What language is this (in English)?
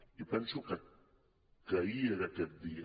Catalan